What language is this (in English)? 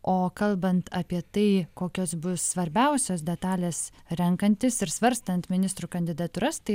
Lithuanian